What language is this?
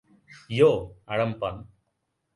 Bangla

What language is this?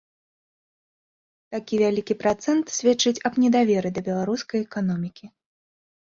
Belarusian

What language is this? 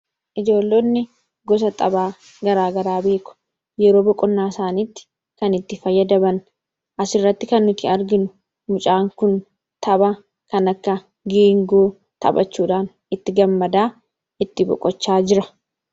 Oromo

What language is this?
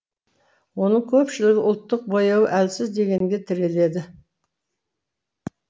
Kazakh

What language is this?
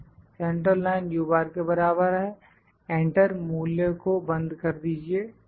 Hindi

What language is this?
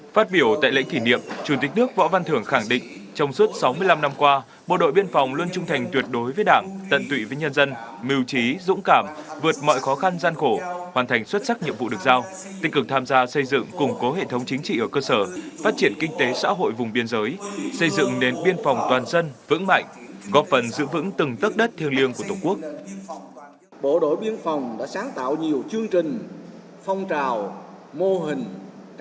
Vietnamese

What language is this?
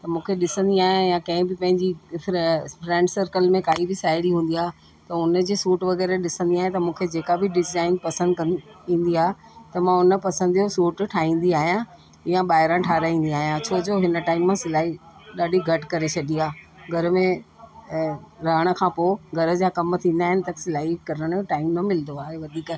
Sindhi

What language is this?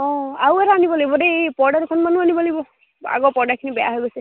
Assamese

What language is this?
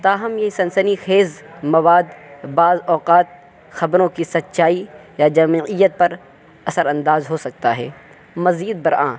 Urdu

